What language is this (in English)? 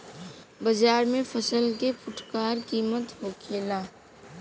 Bhojpuri